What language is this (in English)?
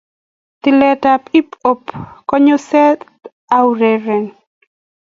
Kalenjin